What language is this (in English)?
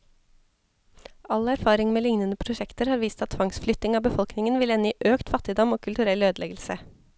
Norwegian